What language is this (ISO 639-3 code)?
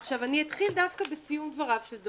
heb